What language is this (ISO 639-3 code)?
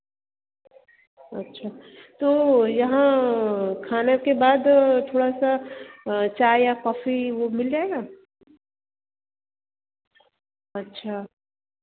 hin